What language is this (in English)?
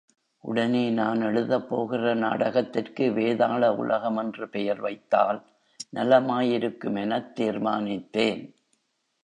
Tamil